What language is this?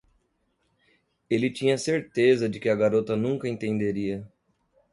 Portuguese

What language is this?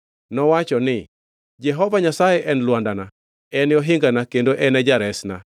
Luo (Kenya and Tanzania)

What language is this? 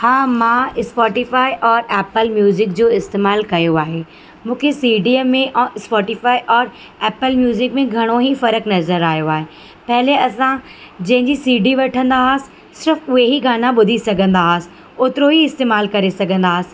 Sindhi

